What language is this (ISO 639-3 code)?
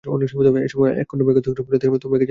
ben